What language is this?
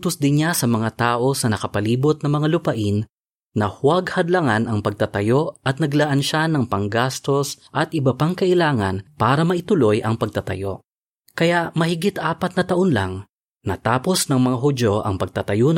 Filipino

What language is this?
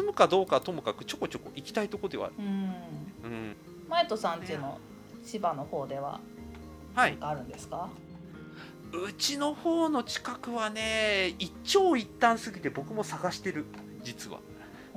Japanese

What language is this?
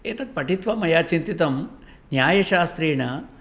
Sanskrit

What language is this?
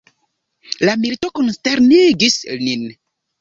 Esperanto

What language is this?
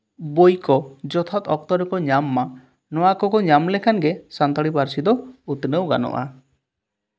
Santali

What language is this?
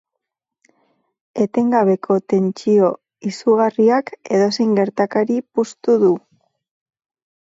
Basque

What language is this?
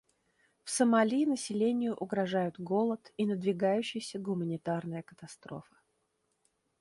Russian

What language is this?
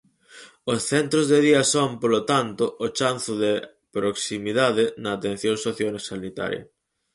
Galician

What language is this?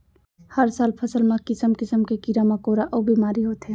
Chhattisgarhi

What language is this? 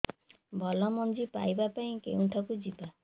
Odia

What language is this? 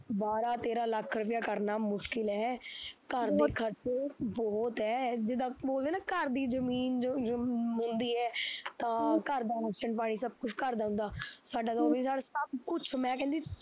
Punjabi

